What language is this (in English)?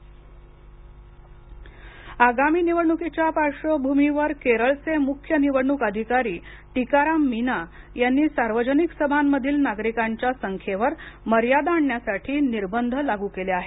Marathi